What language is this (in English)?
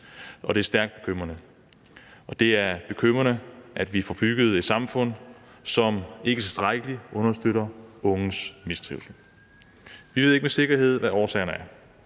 Danish